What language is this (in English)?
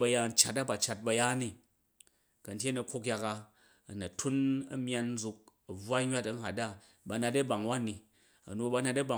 Jju